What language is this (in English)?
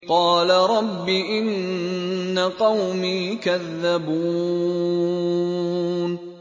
Arabic